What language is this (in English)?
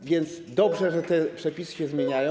Polish